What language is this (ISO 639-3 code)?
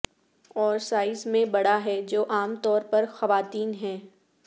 urd